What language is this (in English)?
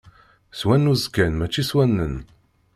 Kabyle